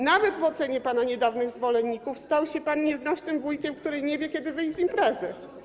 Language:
Polish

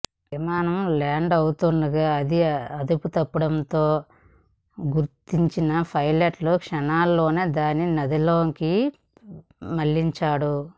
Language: Telugu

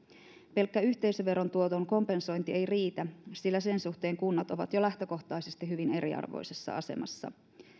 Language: Finnish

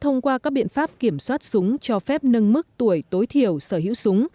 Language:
Vietnamese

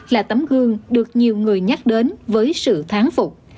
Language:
Vietnamese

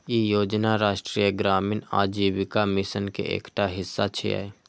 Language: Maithili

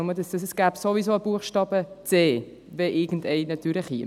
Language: Swiss German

